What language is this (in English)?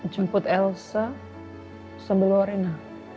Indonesian